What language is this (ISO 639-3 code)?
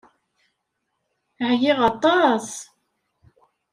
kab